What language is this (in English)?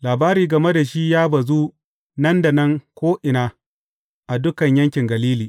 Hausa